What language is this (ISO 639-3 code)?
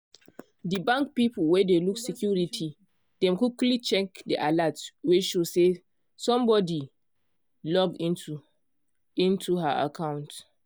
pcm